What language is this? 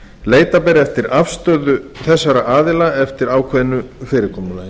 Icelandic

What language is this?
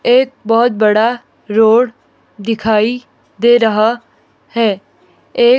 Hindi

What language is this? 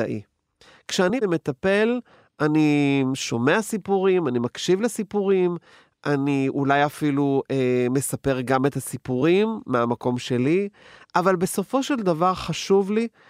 Hebrew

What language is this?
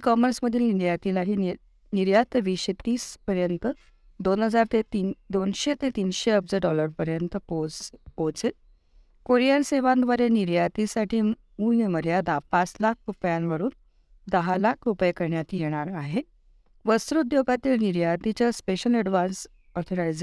Marathi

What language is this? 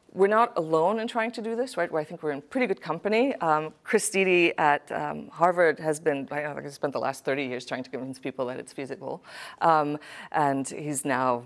English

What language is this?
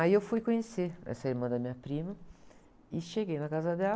Portuguese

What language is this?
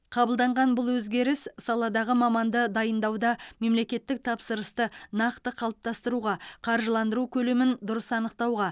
Kazakh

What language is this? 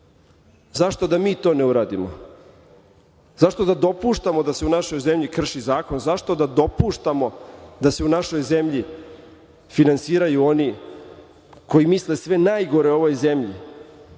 Serbian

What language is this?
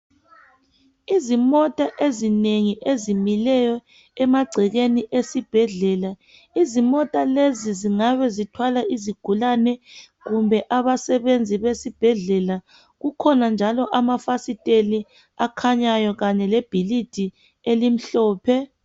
North Ndebele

